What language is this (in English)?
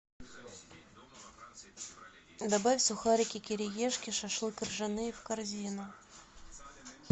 Russian